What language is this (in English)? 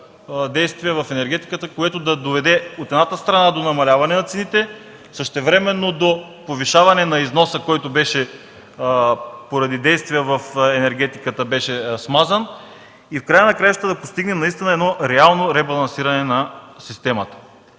Bulgarian